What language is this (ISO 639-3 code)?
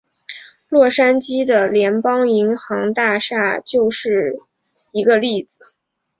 zho